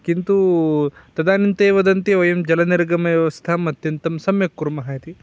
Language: Sanskrit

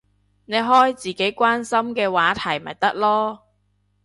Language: Cantonese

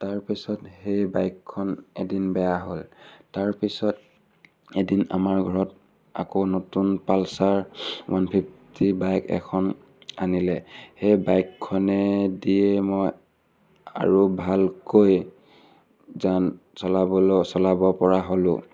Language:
Assamese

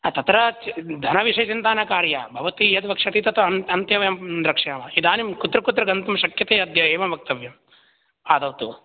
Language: Sanskrit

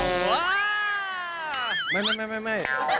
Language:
Thai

